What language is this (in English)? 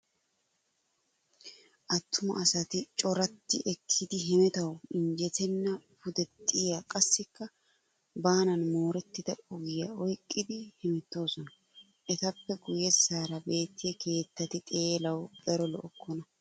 Wolaytta